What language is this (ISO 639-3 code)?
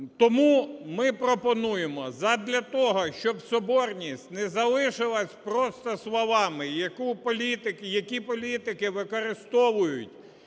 ukr